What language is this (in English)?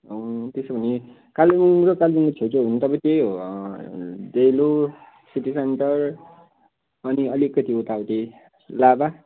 Nepali